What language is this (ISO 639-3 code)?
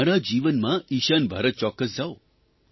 guj